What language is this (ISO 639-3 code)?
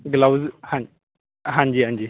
pan